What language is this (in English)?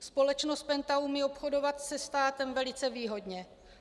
Czech